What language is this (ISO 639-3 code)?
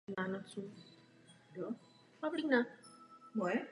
ces